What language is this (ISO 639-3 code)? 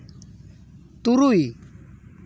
sat